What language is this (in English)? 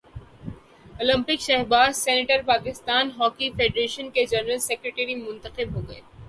Urdu